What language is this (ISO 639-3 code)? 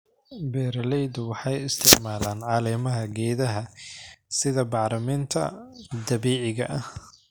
som